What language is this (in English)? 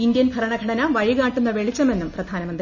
Malayalam